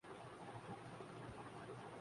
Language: Urdu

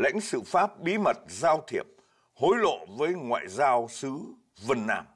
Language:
Vietnamese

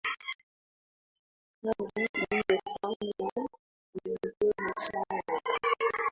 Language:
Swahili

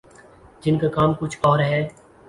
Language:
Urdu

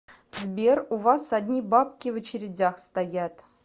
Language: Russian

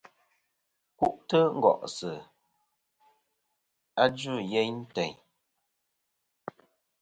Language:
Kom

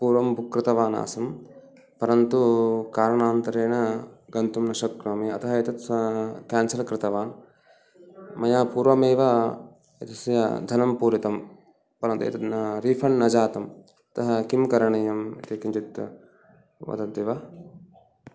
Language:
Sanskrit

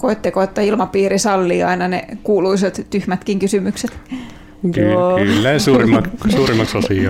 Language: Finnish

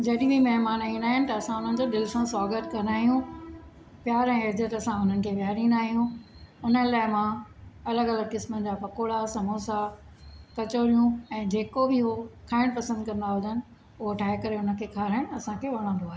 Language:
Sindhi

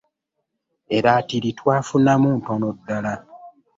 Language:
Ganda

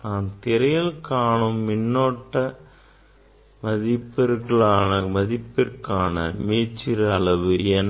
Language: Tamil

